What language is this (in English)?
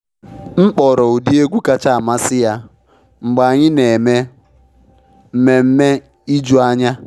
Igbo